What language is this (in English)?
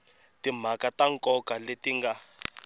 Tsonga